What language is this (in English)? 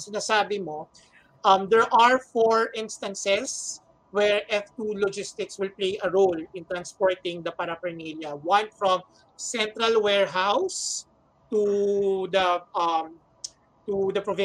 Filipino